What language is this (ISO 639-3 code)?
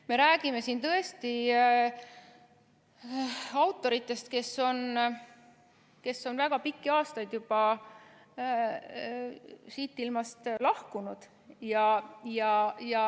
est